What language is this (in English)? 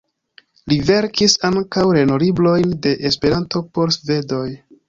Esperanto